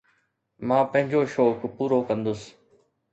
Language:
Sindhi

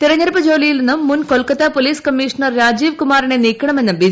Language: Malayalam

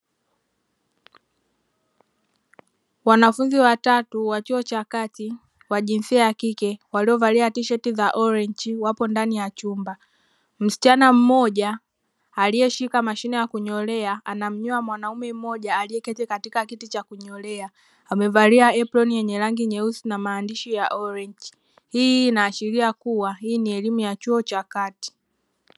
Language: Swahili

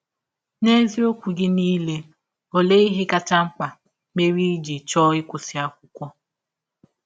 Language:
Igbo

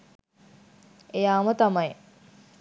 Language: Sinhala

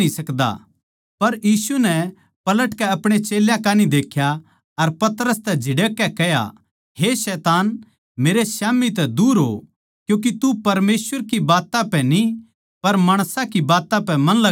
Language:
Haryanvi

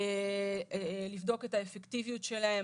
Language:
Hebrew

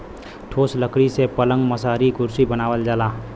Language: Bhojpuri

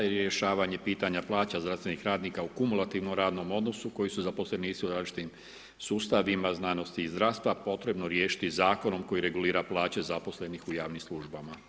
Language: Croatian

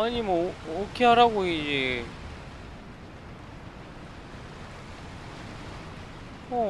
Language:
Korean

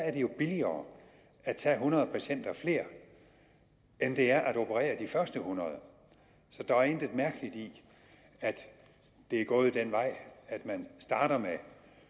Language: Danish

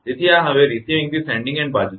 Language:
Gujarati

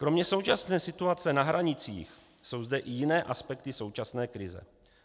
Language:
Czech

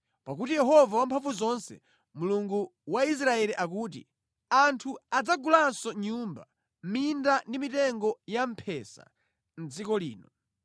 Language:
Nyanja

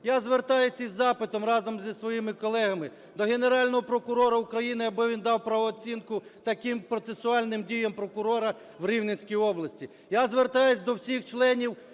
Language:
Ukrainian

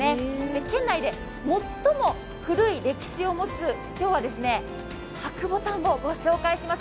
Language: Japanese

